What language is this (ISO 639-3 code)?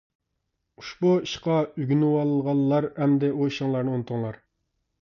uig